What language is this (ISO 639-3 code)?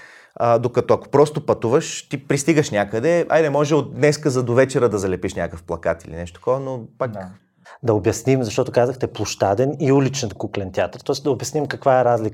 bul